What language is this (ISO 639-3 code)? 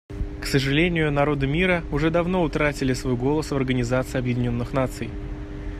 rus